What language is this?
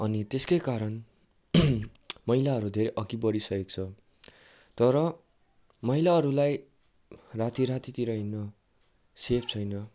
Nepali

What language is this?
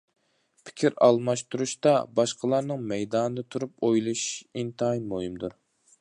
Uyghur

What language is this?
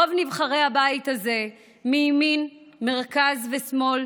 Hebrew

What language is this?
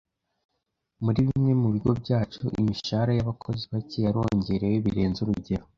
Kinyarwanda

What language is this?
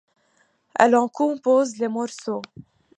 French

